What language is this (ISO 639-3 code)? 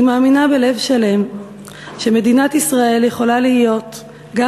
heb